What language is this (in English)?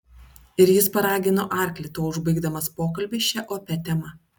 Lithuanian